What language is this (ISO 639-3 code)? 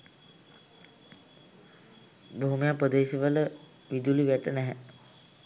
sin